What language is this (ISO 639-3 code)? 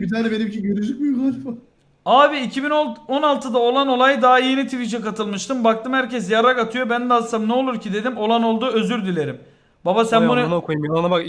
tur